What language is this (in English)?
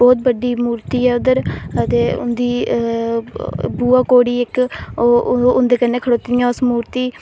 Dogri